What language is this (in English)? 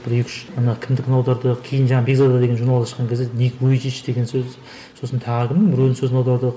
Kazakh